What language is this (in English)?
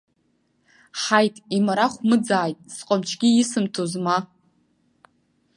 Abkhazian